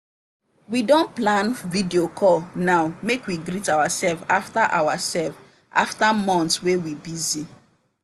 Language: Nigerian Pidgin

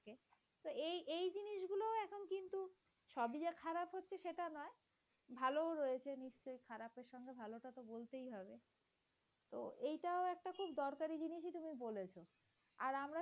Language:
Bangla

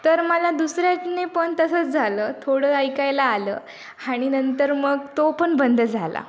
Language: Marathi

